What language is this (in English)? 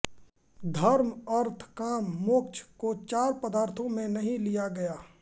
Hindi